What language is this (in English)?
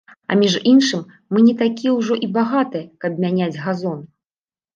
Belarusian